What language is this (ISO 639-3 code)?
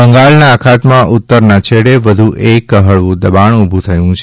guj